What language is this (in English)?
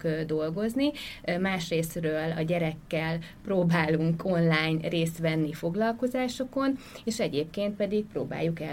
Hungarian